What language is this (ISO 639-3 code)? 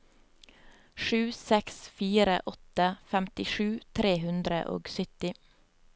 nor